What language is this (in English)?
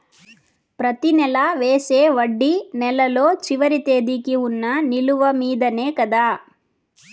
Telugu